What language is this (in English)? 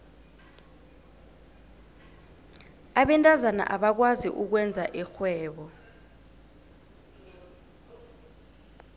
South Ndebele